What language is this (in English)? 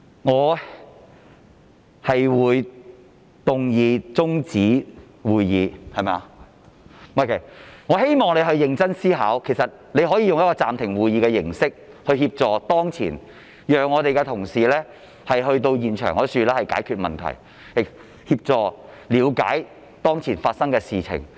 Cantonese